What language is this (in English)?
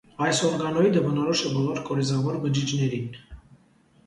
Armenian